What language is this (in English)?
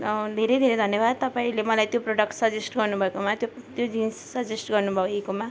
Nepali